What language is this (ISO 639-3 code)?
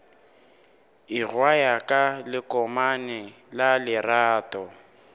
nso